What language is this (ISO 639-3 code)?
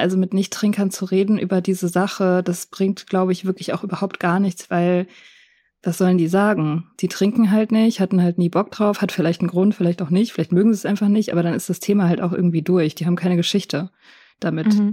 deu